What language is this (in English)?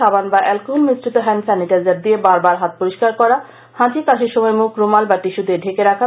Bangla